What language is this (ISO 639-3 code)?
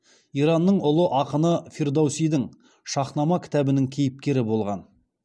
kaz